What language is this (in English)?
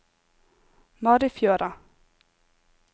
Norwegian